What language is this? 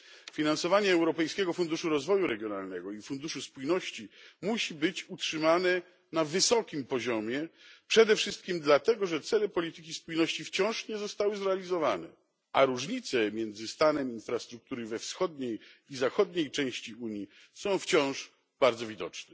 Polish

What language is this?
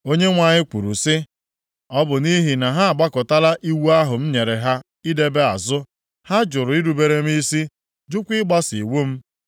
Igbo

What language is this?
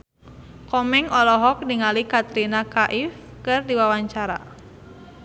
Sundanese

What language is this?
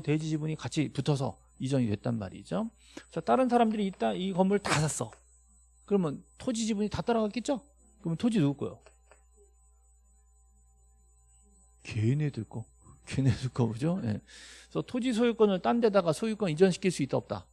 Korean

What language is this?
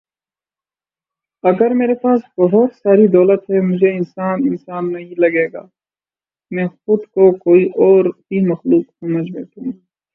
Urdu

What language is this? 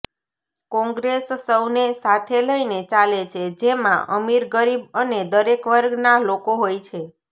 Gujarati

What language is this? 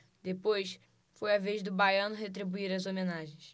Portuguese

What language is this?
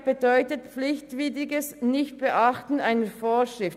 Swiss German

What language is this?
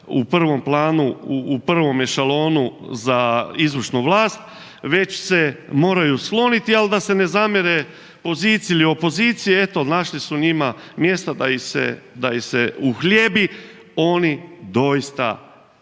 Croatian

